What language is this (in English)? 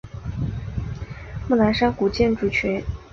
Chinese